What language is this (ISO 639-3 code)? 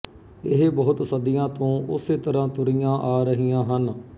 pan